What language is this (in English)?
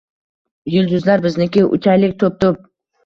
Uzbek